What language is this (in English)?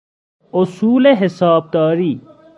Persian